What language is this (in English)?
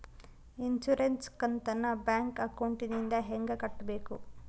Kannada